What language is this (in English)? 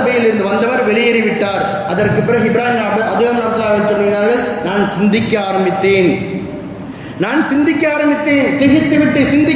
Tamil